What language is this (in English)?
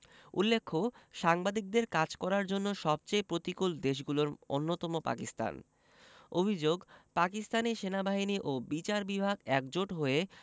Bangla